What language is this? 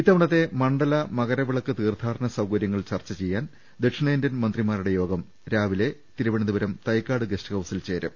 Malayalam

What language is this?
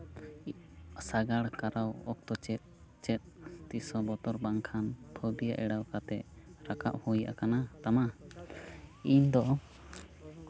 Santali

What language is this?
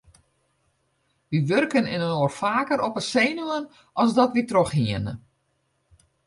Western Frisian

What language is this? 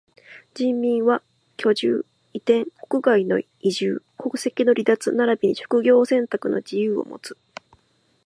Japanese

